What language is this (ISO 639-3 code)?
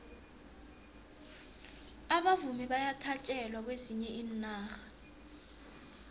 nbl